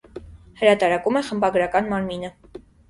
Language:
Armenian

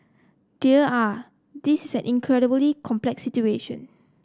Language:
English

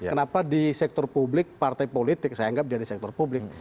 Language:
Indonesian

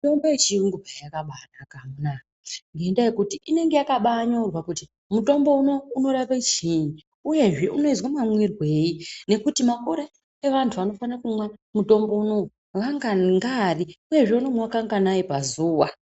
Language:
Ndau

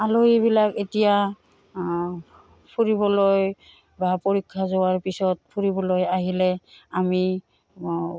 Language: Assamese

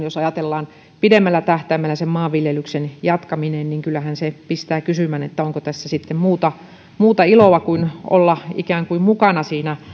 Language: Finnish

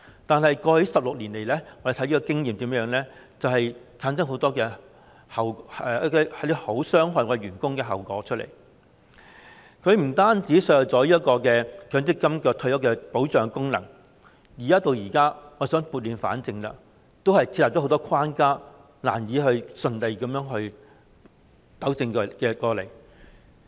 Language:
Cantonese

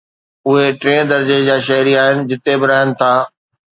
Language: Sindhi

